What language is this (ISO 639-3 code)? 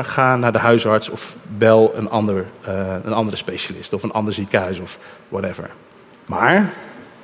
nld